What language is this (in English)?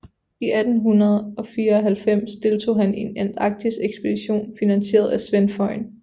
Danish